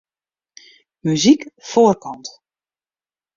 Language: Western Frisian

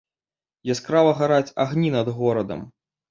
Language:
Belarusian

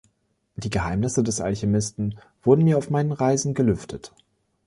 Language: German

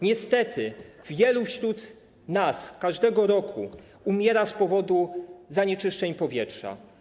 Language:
Polish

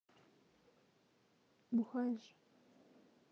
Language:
Russian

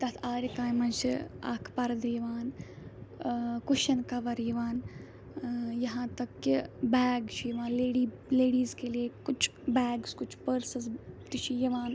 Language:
Kashmiri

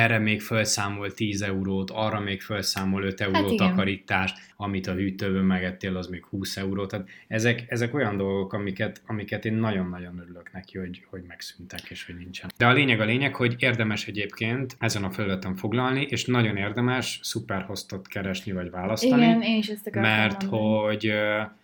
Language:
Hungarian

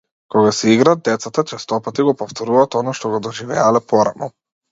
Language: Macedonian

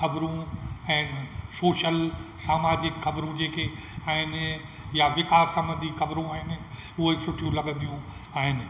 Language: Sindhi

